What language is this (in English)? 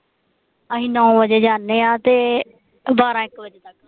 Punjabi